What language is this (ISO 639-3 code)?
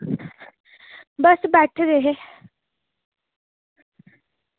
doi